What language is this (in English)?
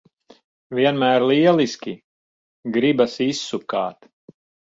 Latvian